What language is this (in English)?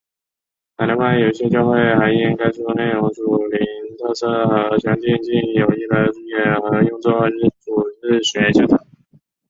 Chinese